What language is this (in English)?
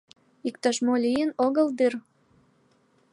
Mari